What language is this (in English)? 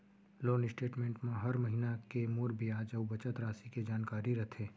Chhattisgarhi